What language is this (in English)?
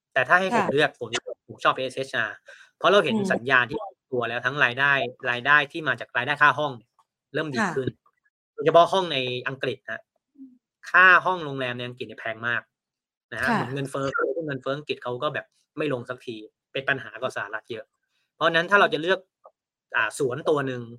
Thai